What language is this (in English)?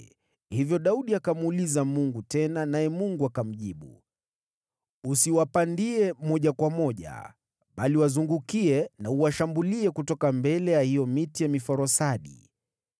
Swahili